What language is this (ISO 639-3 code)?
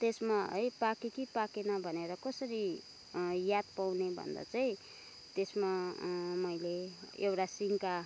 nep